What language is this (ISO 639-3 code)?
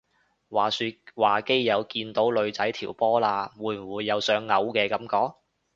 yue